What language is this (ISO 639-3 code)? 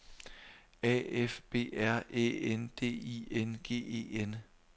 dan